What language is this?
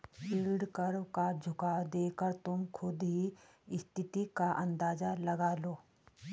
Hindi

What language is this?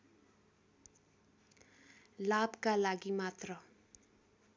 Nepali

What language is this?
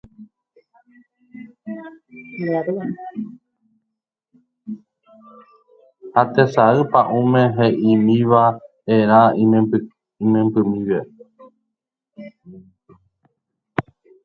Guarani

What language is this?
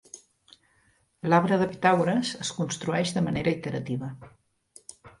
Catalan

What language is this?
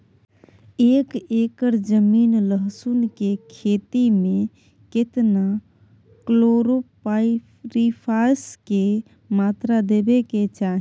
Maithili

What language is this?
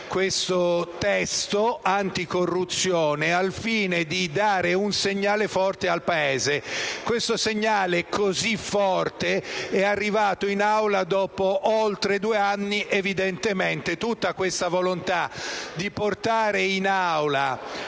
Italian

